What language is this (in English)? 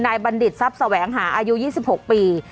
Thai